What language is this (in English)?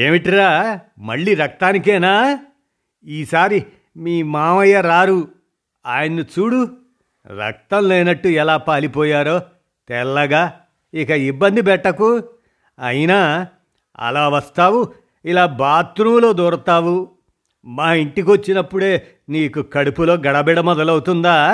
Telugu